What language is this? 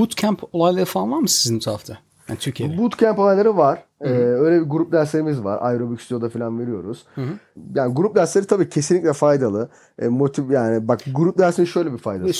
Turkish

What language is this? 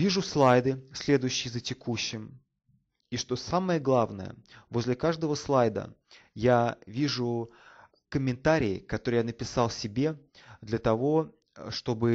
Russian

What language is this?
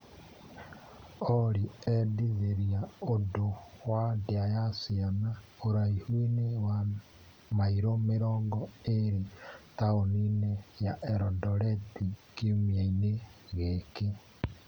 Kikuyu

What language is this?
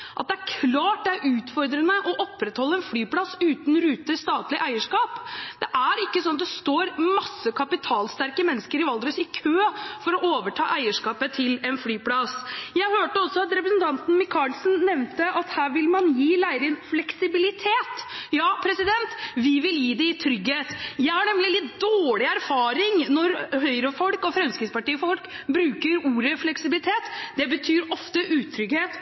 Norwegian Bokmål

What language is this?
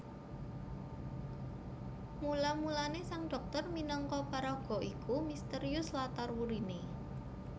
Javanese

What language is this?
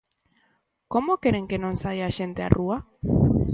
Galician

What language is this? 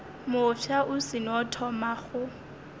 Northern Sotho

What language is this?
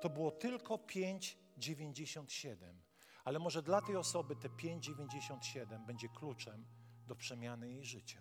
Polish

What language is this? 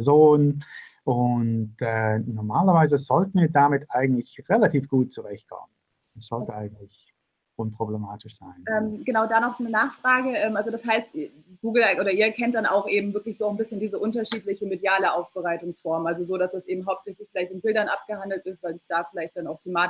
German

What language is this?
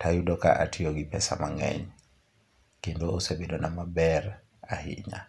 Luo (Kenya and Tanzania)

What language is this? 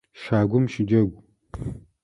Adyghe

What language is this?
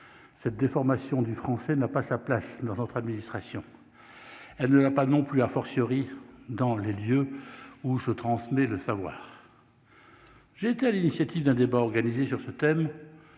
French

